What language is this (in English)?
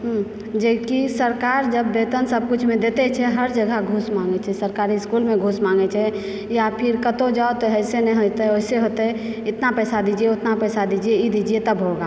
Maithili